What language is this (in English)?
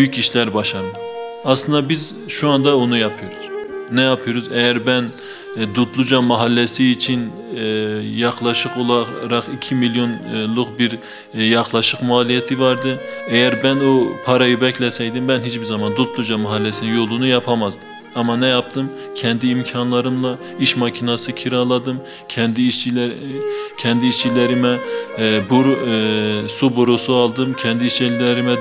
Turkish